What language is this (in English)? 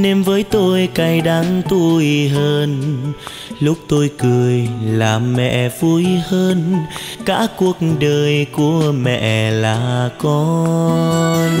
Vietnamese